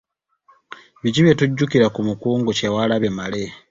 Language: Ganda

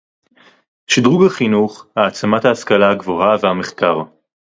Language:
Hebrew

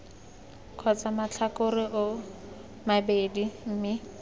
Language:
Tswana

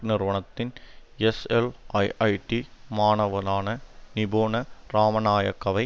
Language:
Tamil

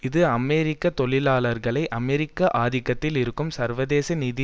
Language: Tamil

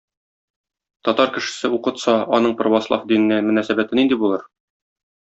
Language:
Tatar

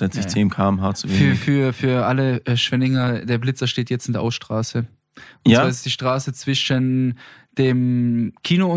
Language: German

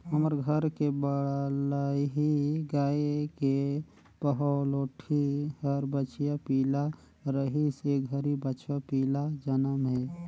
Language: Chhattisgarhi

